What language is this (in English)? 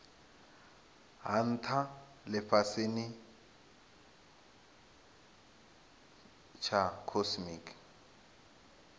Venda